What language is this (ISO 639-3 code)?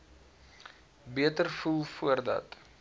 afr